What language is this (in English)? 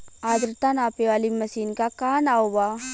Bhojpuri